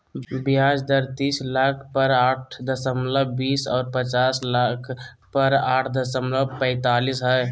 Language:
Magahi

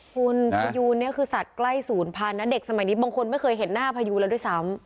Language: Thai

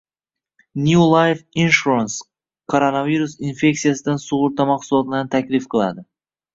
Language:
Uzbek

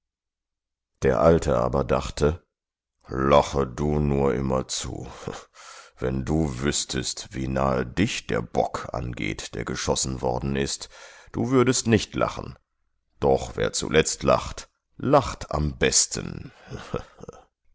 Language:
German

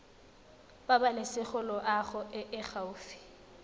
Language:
Tswana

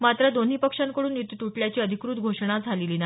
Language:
Marathi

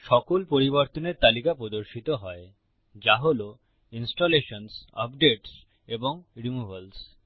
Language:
Bangla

